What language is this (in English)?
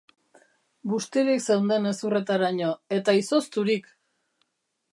Basque